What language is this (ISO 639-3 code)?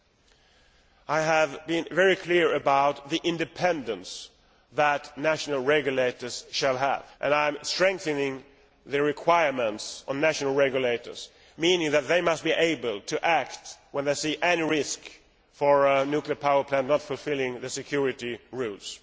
eng